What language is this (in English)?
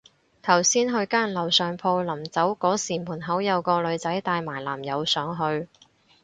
Cantonese